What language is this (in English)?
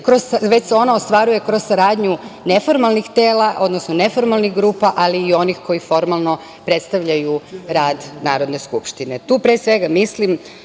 Serbian